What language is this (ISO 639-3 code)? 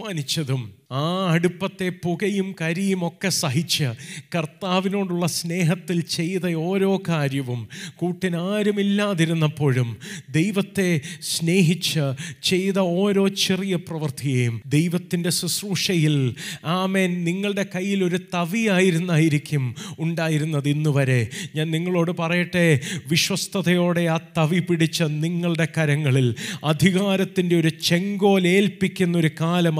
mal